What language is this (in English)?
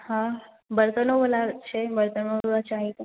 Maithili